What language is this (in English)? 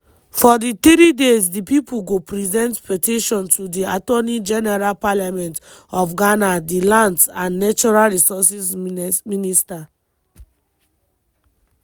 Nigerian Pidgin